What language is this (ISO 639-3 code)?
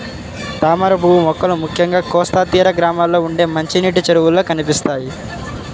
tel